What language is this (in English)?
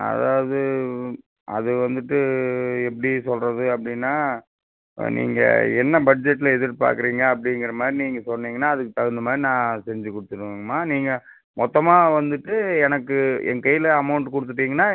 Tamil